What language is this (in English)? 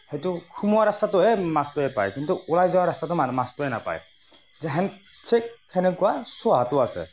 Assamese